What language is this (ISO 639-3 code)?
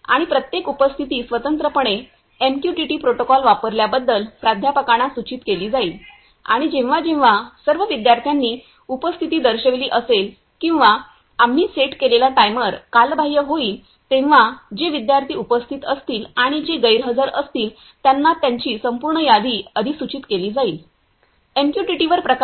mar